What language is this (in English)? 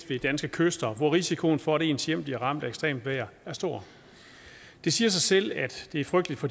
Danish